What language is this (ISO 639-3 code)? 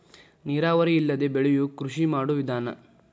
kan